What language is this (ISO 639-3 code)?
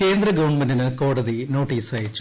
mal